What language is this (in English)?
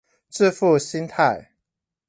Chinese